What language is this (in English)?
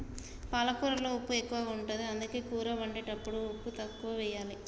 Telugu